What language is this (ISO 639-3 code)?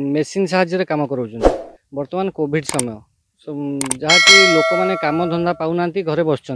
ron